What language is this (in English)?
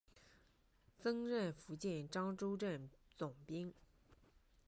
Chinese